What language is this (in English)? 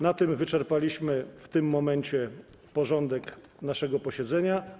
Polish